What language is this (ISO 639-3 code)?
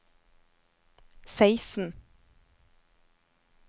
nor